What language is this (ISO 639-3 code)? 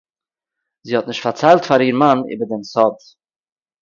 yid